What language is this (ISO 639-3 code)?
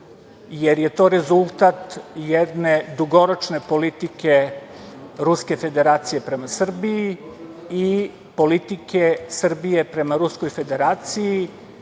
srp